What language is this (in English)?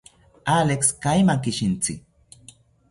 South Ucayali Ashéninka